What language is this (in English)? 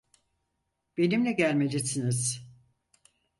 Turkish